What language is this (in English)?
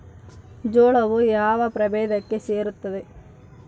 Kannada